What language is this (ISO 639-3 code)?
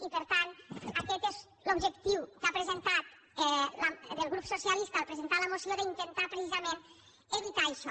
cat